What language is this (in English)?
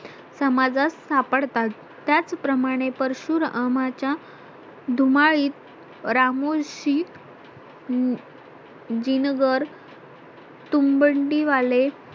Marathi